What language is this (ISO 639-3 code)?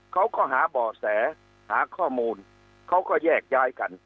tha